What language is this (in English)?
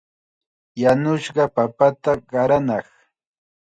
Chiquián Ancash Quechua